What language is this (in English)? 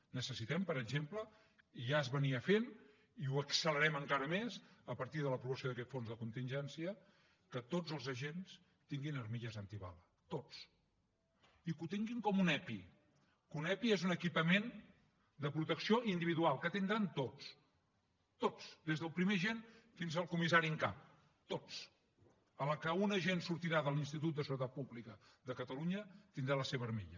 Catalan